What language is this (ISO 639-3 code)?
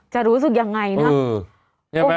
tha